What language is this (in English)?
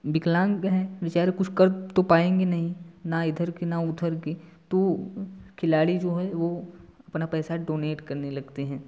Hindi